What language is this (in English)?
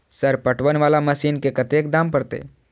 Maithili